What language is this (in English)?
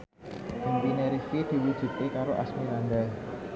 Javanese